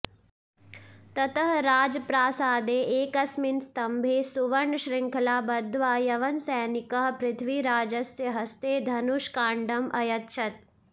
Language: Sanskrit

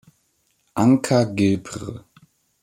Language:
German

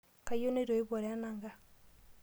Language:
Masai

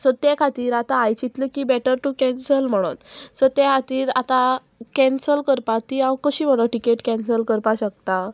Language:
Konkani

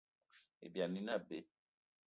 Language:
Eton (Cameroon)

